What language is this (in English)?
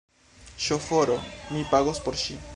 Esperanto